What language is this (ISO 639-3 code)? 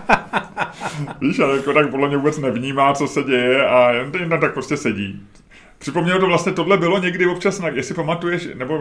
ces